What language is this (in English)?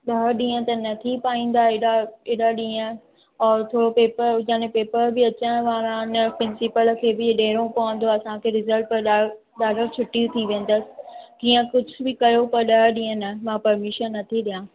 Sindhi